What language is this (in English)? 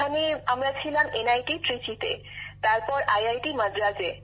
Bangla